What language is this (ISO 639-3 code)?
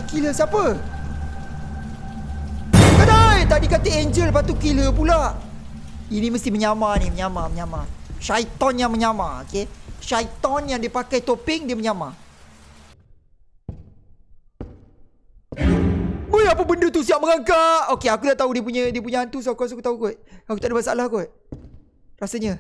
msa